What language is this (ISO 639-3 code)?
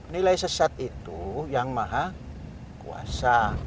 ind